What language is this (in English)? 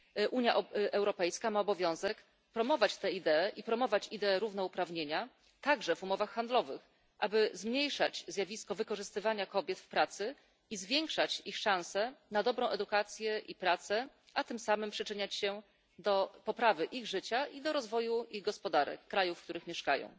Polish